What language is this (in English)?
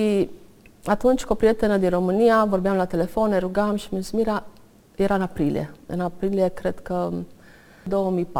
Romanian